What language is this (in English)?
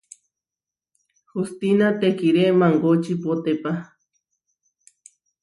Huarijio